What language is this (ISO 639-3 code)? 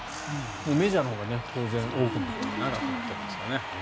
jpn